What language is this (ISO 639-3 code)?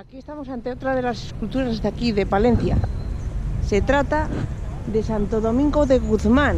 spa